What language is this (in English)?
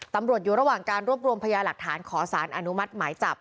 Thai